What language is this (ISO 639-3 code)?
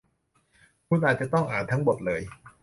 tha